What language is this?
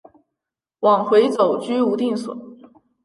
Chinese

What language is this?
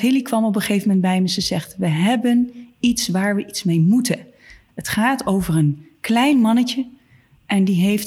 Dutch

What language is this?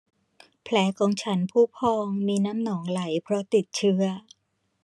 Thai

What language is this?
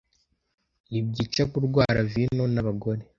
Kinyarwanda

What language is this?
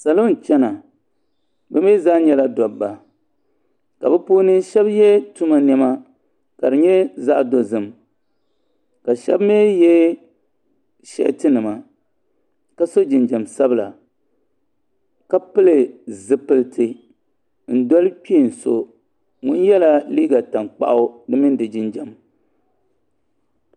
Dagbani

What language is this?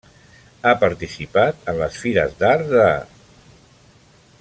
Catalan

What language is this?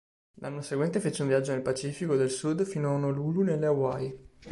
Italian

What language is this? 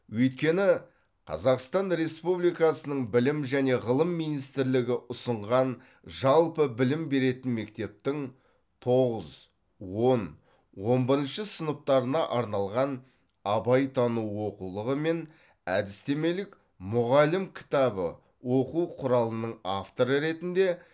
Kazakh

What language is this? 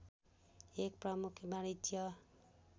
Nepali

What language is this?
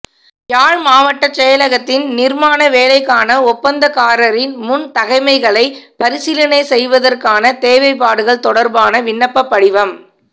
Tamil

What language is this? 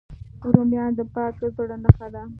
Pashto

